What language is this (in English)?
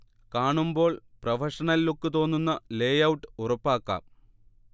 Malayalam